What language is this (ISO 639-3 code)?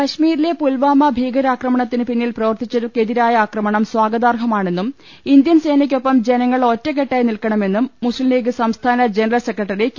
mal